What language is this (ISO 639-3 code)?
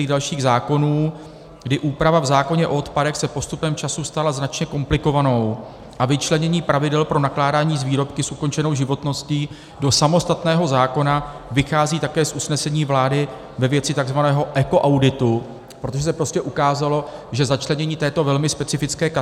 ces